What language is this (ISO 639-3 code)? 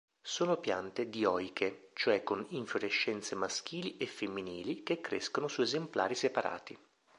ita